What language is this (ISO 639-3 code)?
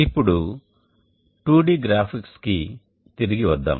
tel